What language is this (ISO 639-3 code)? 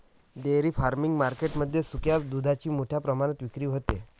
mar